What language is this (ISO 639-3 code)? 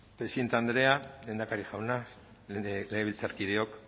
eus